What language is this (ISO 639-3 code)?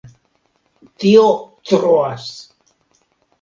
epo